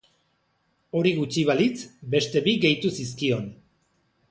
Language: Basque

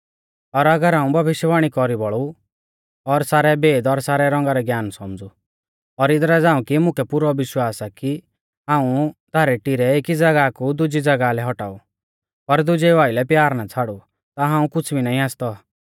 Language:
Mahasu Pahari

